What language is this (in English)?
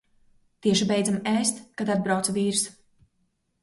Latvian